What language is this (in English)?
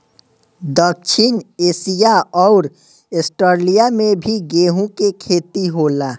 Bhojpuri